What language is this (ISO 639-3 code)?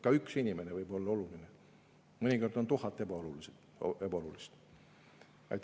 est